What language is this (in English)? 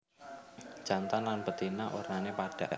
Javanese